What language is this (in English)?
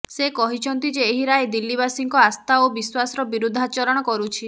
Odia